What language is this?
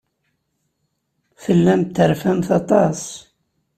Kabyle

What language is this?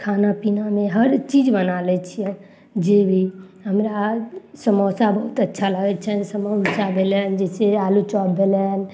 Maithili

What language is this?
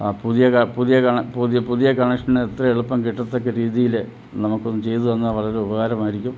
Malayalam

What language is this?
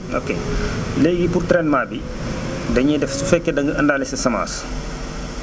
Wolof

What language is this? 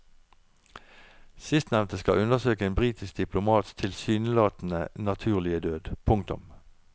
Norwegian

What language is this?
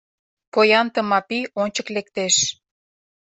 Mari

